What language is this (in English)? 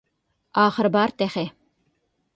Uyghur